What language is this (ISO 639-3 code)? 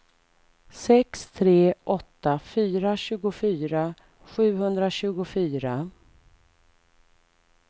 swe